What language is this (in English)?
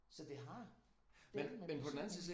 Danish